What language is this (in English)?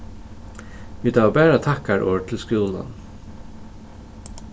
Faroese